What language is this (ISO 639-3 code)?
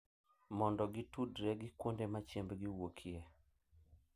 luo